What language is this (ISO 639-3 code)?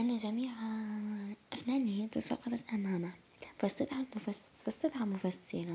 ara